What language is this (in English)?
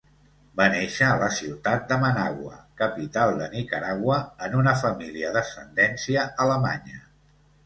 Catalan